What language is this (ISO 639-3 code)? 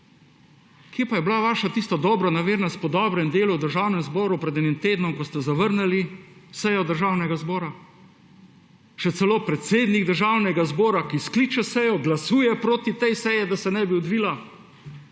slv